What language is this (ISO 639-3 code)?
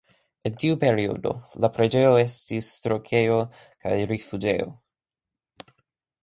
epo